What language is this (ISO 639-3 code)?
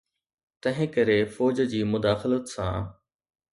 snd